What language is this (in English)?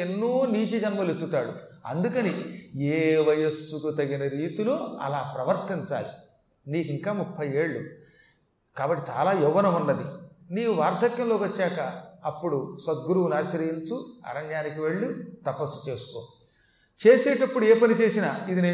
Telugu